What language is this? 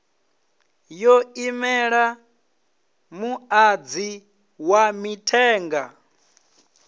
Venda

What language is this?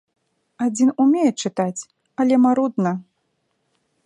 Belarusian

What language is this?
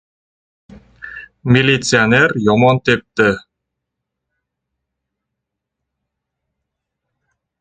Uzbek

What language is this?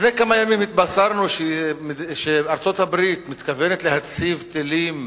Hebrew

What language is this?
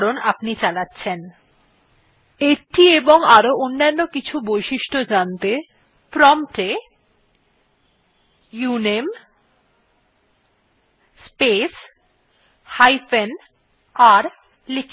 Bangla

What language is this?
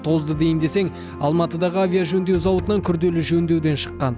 Kazakh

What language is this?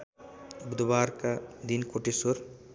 Nepali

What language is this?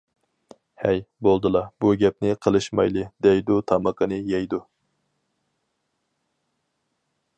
Uyghur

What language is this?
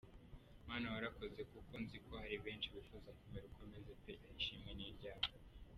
Kinyarwanda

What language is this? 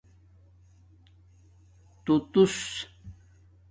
Domaaki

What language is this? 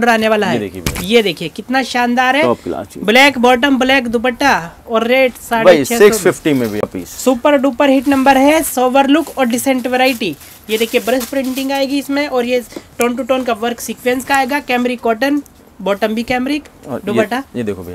Hindi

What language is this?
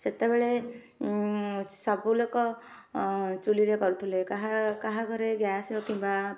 Odia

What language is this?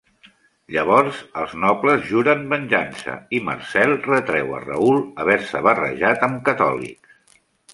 Catalan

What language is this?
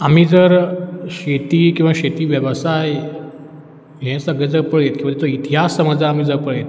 Konkani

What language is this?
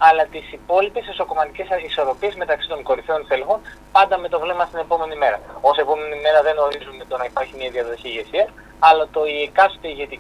Greek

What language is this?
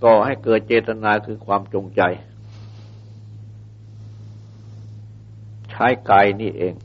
Thai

